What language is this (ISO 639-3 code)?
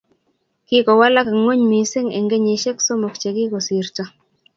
kln